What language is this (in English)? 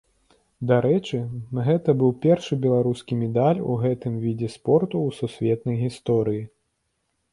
Belarusian